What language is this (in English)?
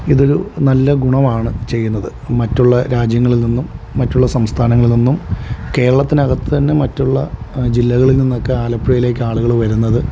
Malayalam